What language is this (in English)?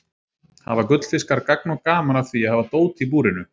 Icelandic